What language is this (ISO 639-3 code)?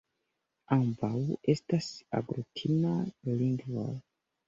epo